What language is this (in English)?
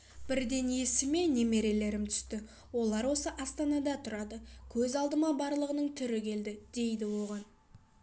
Kazakh